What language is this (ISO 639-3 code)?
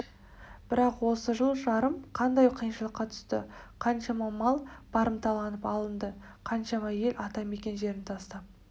kaz